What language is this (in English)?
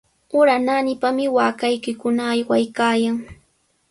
Sihuas Ancash Quechua